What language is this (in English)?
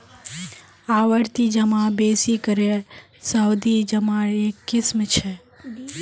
Magahi